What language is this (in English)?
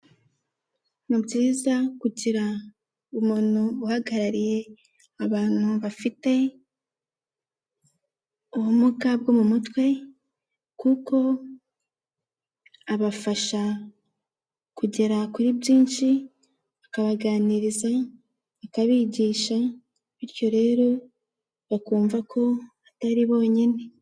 Kinyarwanda